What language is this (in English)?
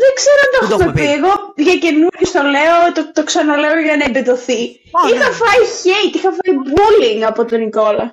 Greek